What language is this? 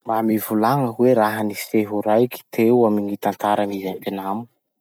Masikoro Malagasy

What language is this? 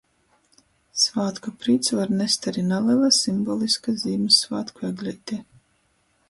Latgalian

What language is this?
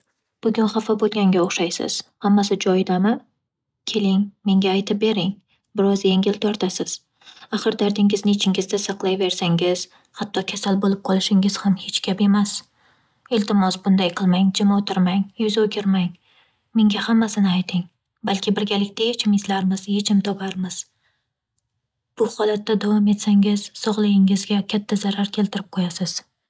Uzbek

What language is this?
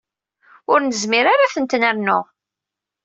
Kabyle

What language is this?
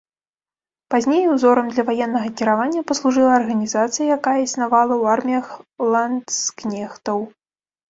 Belarusian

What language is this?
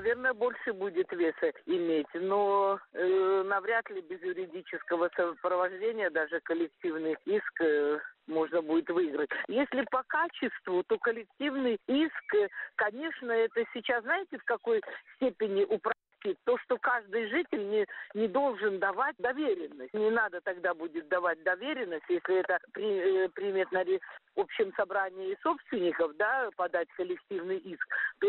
Russian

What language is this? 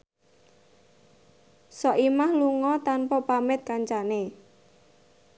Javanese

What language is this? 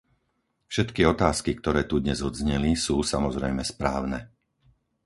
Slovak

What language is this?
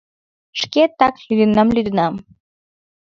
Mari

